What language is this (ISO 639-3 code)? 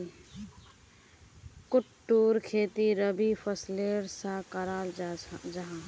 mag